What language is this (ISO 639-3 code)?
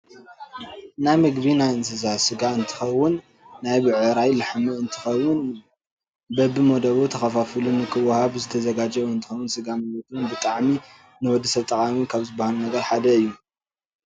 tir